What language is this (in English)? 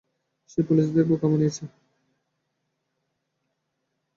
Bangla